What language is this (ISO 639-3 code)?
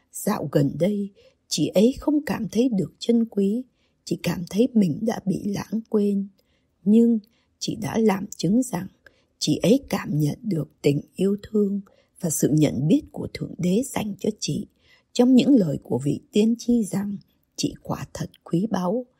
vie